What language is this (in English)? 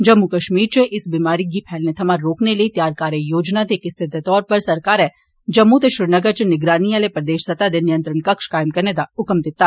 Dogri